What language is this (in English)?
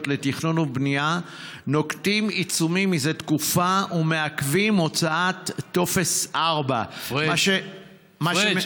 Hebrew